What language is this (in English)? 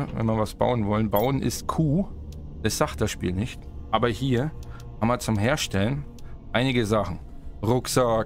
German